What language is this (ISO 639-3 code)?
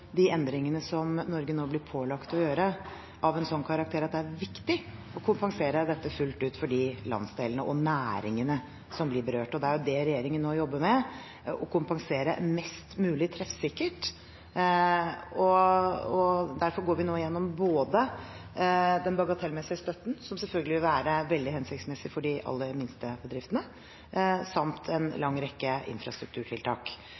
nob